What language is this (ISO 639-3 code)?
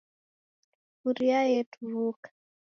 dav